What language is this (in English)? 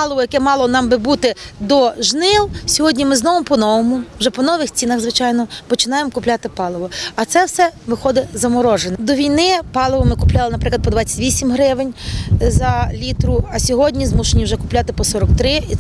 Ukrainian